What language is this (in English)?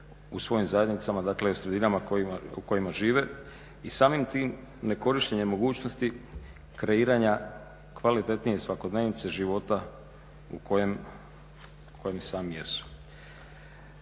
Croatian